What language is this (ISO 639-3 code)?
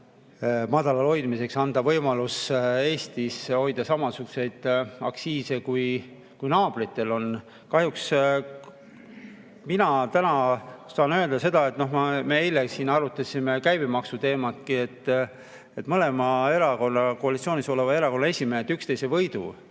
est